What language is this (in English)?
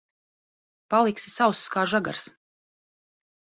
Latvian